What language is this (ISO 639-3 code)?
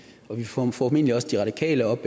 dan